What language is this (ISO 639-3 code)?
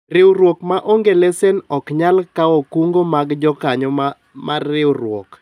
luo